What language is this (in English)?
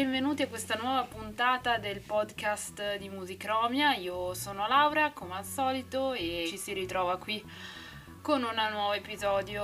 Italian